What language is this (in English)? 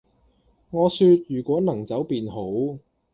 Cantonese